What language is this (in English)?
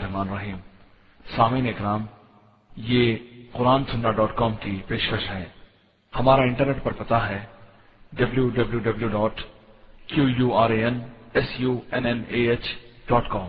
Urdu